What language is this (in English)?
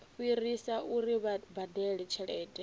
Venda